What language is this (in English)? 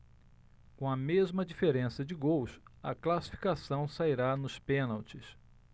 Portuguese